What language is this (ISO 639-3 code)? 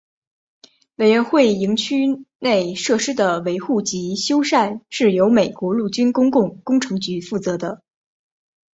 zho